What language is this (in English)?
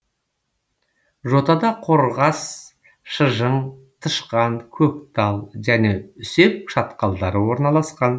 Kazakh